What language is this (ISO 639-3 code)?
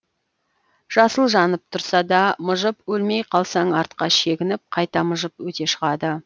kaz